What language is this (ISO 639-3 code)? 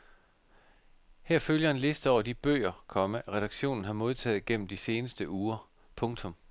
dan